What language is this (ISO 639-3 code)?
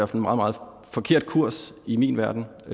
dan